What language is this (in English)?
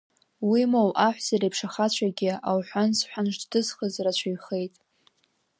Abkhazian